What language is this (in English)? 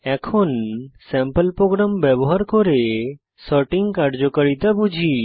Bangla